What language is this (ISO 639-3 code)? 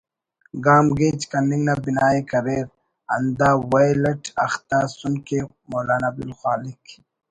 brh